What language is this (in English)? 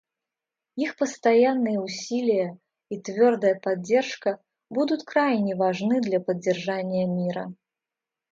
Russian